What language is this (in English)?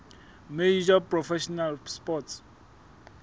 Southern Sotho